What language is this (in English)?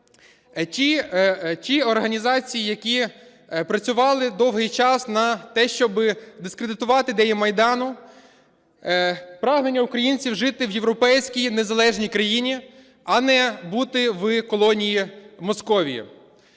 Ukrainian